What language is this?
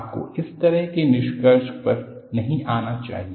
Hindi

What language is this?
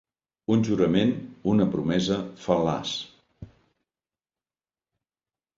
Catalan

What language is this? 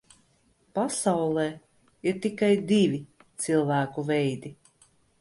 Latvian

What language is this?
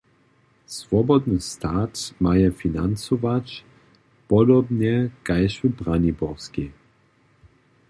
Upper Sorbian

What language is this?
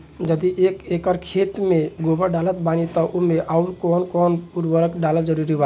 Bhojpuri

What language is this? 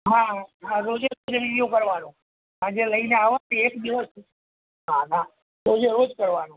Gujarati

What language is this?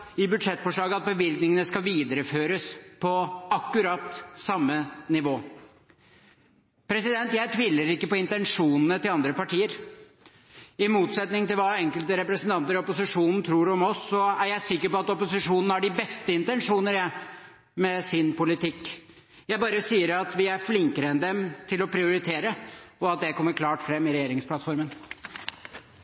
Norwegian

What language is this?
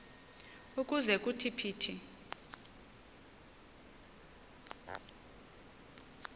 Xhosa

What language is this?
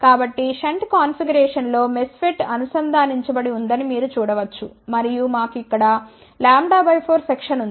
Telugu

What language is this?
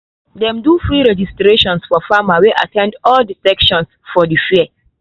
Nigerian Pidgin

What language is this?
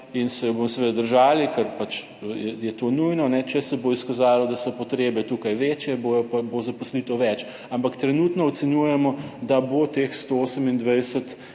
Slovenian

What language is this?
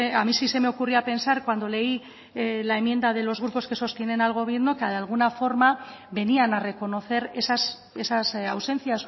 Spanish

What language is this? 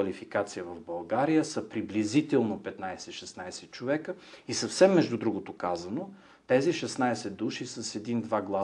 Bulgarian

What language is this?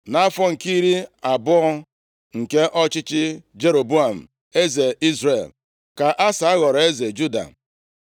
Igbo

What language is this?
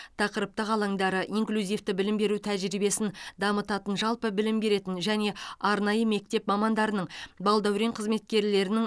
Kazakh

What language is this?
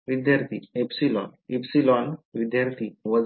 Marathi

